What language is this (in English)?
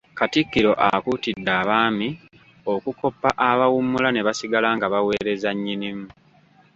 Ganda